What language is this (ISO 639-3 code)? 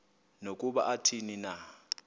xho